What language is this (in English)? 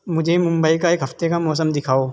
Urdu